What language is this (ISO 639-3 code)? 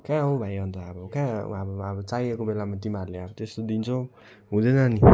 nep